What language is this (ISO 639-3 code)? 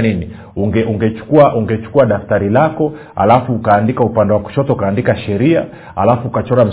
swa